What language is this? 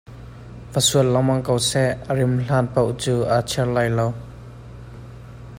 Hakha Chin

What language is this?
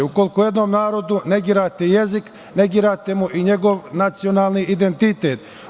Serbian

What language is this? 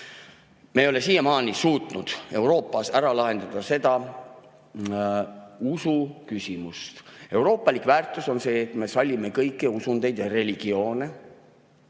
Estonian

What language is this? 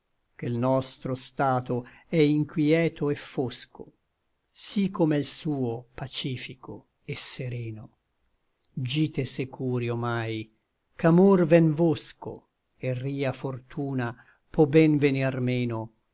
Italian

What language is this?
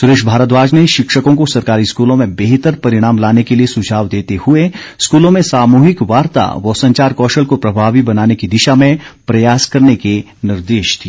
Hindi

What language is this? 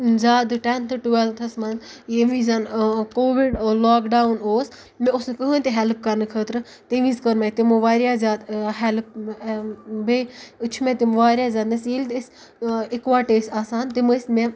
Kashmiri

